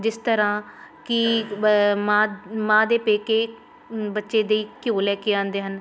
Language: Punjabi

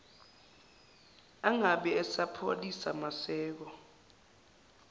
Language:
Zulu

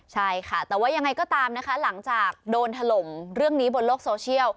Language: Thai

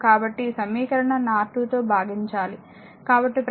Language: Telugu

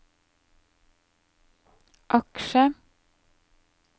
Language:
Norwegian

